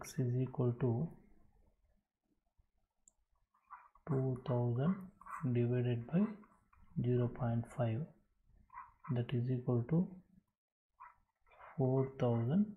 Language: English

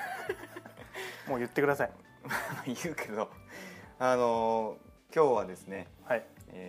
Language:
Japanese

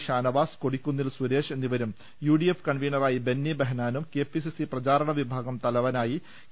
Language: Malayalam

